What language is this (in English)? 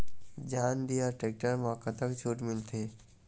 Chhattisgarhi